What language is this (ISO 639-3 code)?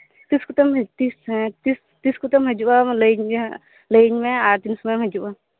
sat